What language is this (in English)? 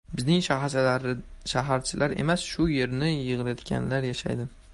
Uzbek